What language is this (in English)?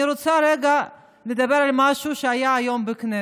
Hebrew